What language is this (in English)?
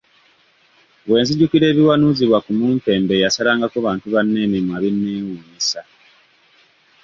Ganda